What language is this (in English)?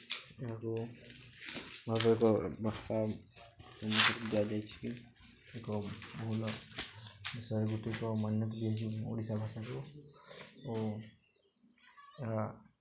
Odia